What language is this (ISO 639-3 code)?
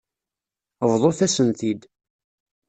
kab